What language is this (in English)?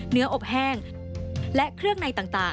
Thai